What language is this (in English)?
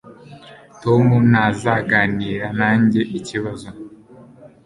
Kinyarwanda